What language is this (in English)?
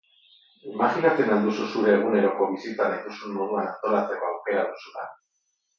Basque